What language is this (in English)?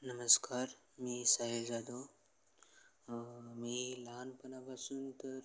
Marathi